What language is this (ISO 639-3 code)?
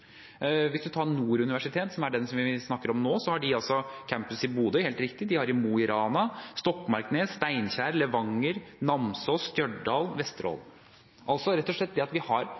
nob